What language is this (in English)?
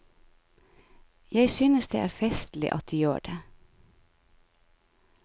Norwegian